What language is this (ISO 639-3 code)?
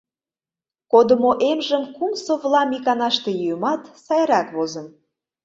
chm